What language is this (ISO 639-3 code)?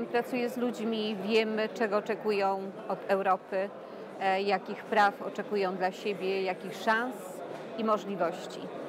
pol